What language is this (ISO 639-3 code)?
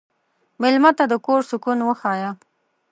pus